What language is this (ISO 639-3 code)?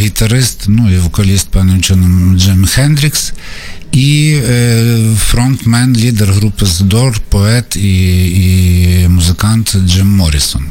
ukr